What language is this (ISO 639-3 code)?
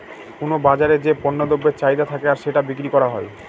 ben